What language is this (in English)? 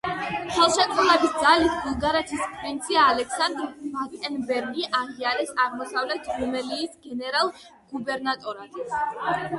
Georgian